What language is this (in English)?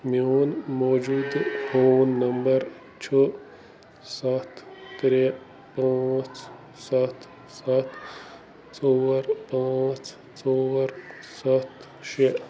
Kashmiri